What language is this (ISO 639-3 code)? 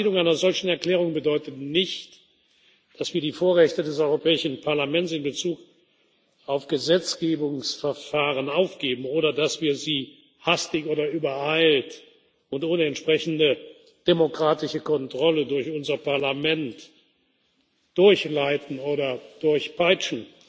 deu